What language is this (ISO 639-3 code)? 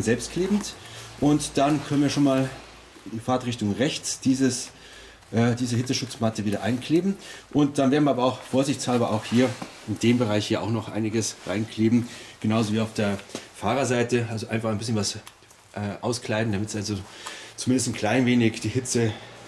deu